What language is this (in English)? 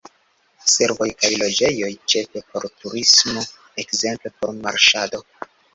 Esperanto